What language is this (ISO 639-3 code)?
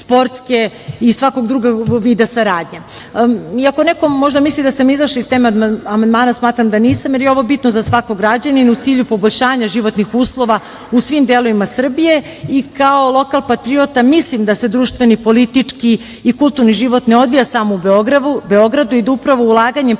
srp